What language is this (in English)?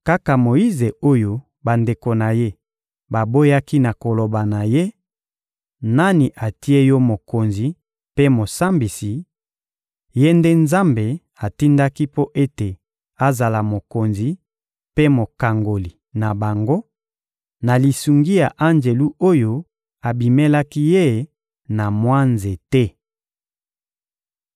Lingala